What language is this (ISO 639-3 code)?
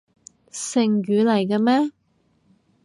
yue